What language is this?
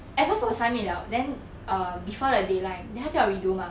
English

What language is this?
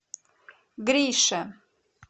Russian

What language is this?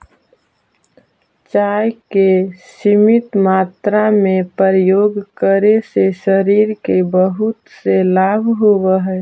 Magahi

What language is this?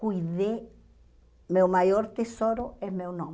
Portuguese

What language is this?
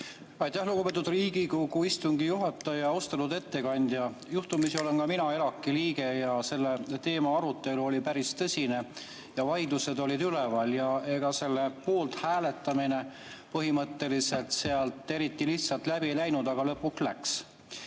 Estonian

